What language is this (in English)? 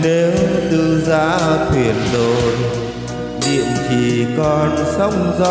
Vietnamese